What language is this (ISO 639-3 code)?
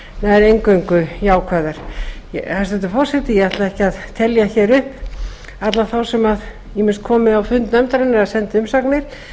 isl